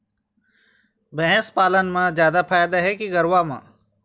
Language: Chhattisgarhi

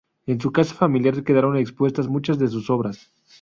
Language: Spanish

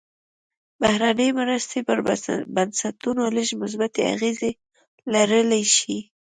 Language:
Pashto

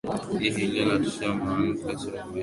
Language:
Swahili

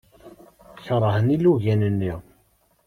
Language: Kabyle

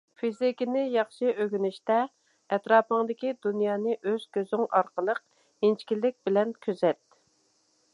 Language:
Uyghur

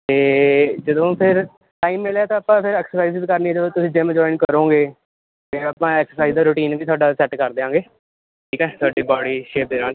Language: Punjabi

